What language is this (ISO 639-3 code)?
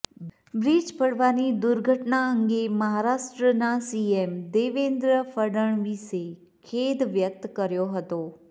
guj